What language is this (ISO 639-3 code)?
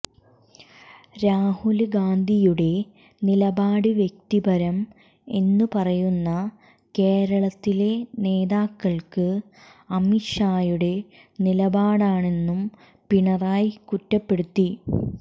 mal